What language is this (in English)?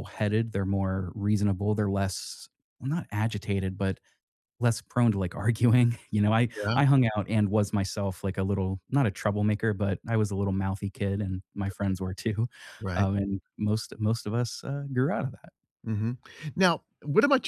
English